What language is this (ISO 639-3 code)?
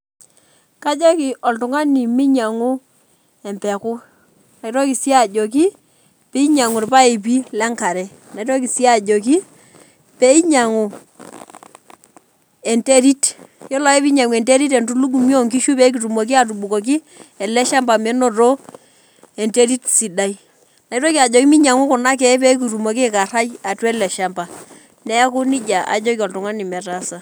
mas